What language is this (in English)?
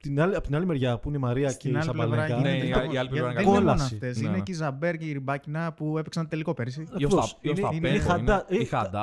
Greek